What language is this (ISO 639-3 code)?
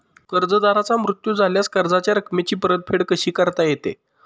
mar